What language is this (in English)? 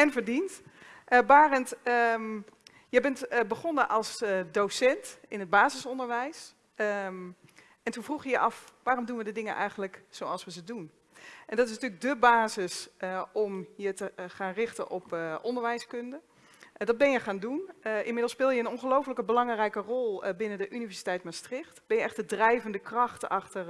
Dutch